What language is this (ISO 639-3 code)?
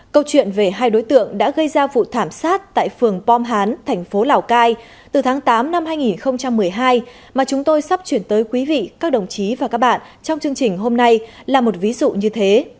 vie